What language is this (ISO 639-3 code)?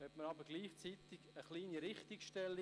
gsw